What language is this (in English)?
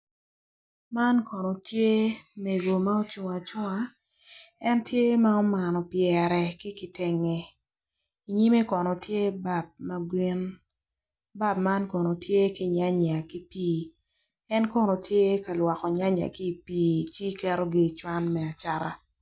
Acoli